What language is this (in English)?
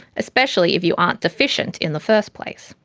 English